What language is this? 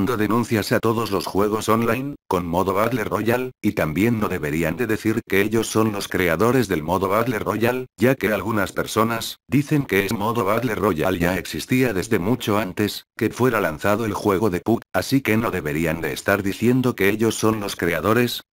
Spanish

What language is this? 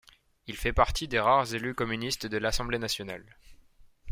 French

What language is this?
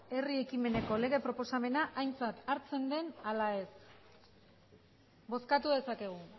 Basque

